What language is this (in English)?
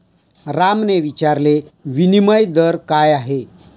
Marathi